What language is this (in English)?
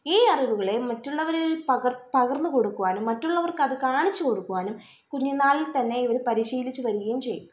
Malayalam